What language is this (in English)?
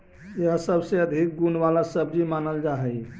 Magahi